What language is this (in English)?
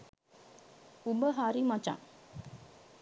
Sinhala